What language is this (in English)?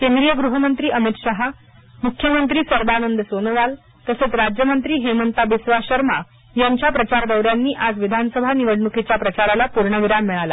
Marathi